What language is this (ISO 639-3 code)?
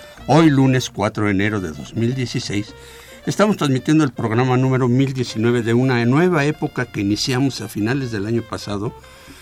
spa